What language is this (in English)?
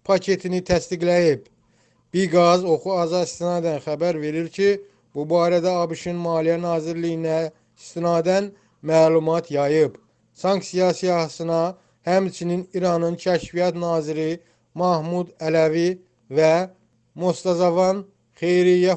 Turkish